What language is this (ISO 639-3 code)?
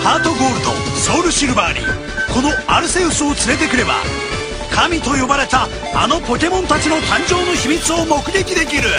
jpn